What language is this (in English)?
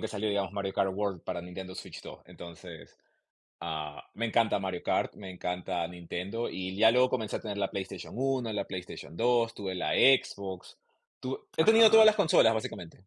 Spanish